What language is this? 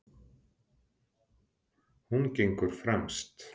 Icelandic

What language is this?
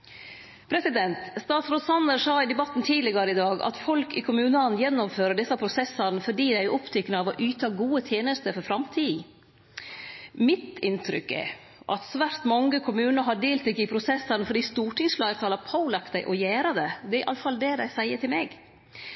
Norwegian Nynorsk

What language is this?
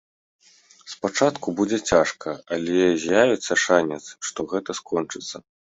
Belarusian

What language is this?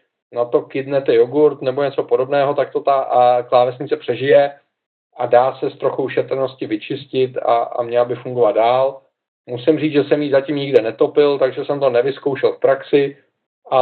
Czech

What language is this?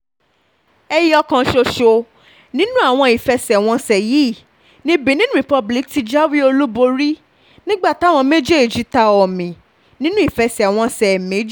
Yoruba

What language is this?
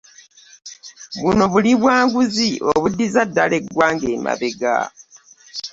Ganda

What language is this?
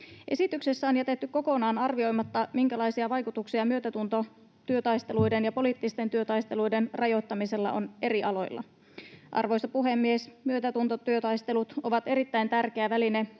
Finnish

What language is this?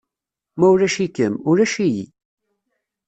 Kabyle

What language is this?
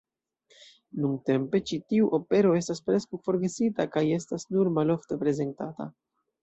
Esperanto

